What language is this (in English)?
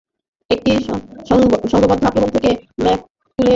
Bangla